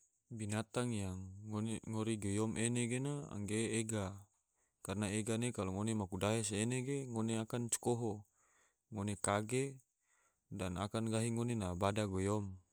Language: Tidore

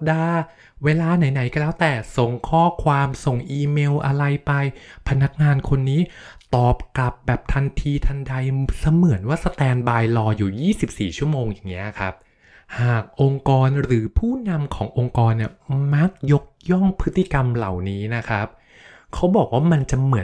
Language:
Thai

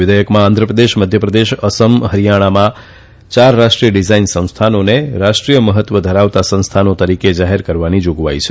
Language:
Gujarati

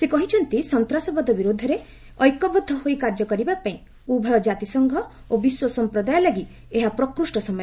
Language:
Odia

